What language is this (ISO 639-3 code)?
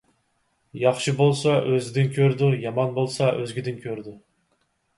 uig